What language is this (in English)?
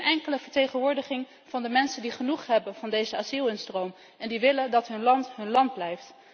Dutch